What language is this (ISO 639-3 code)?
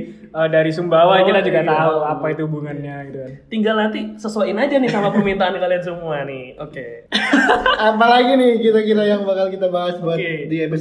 ind